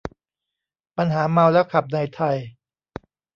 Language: Thai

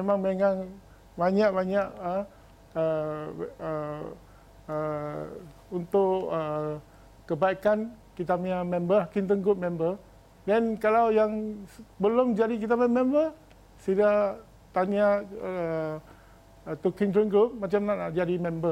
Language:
Malay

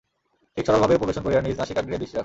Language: Bangla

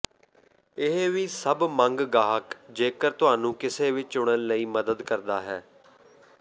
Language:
Punjabi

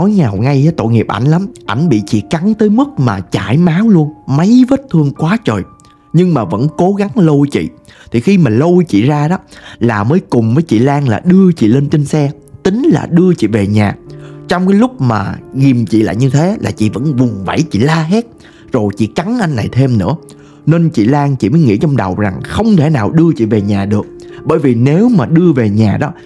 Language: Vietnamese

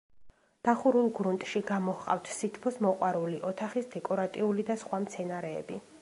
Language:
Georgian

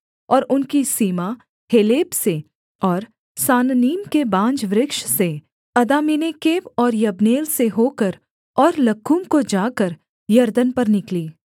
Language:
Hindi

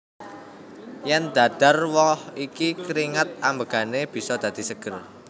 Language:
Javanese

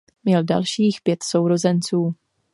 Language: Czech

